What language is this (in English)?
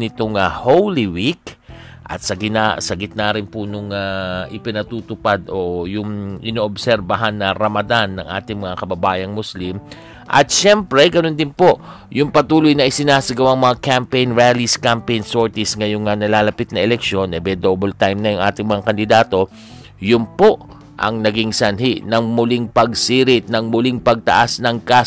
Filipino